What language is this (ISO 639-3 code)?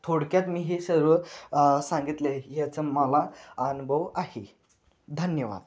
mar